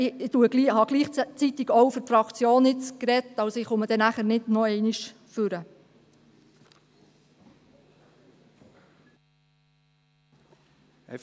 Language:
Swiss German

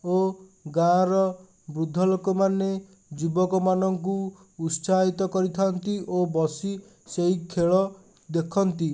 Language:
Odia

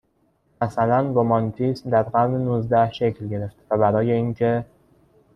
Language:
Persian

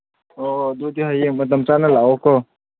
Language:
Manipuri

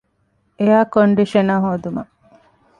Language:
Divehi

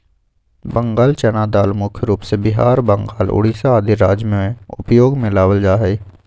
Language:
Magahi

